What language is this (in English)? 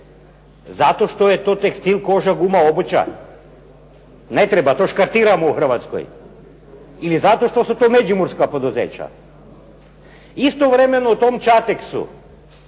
Croatian